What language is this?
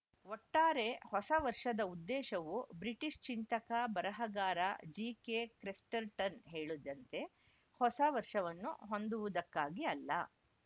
Kannada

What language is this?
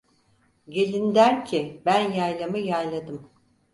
Turkish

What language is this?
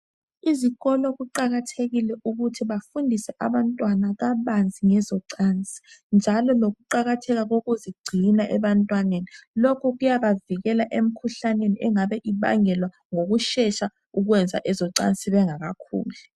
North Ndebele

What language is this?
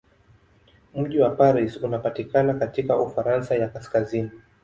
Swahili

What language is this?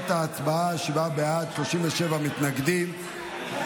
Hebrew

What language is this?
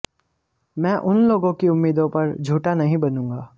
Hindi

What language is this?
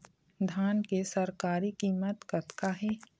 Chhattisgarhi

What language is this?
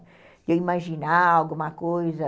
Portuguese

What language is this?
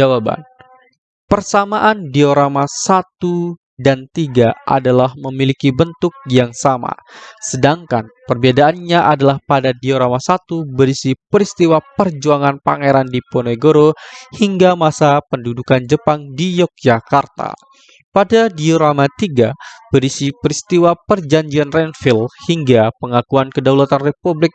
Indonesian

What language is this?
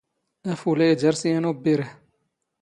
Standard Moroccan Tamazight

